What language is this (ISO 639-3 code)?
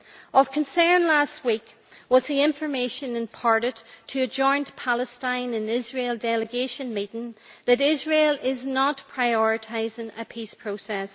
eng